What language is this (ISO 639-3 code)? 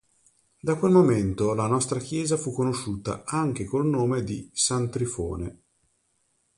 ita